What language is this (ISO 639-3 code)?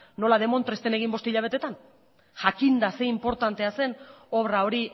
eus